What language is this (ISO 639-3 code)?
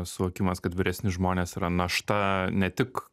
lit